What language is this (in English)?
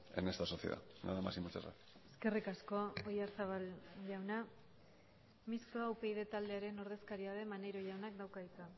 Basque